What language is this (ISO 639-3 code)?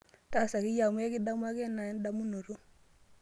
mas